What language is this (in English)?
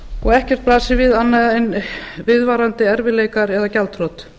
Icelandic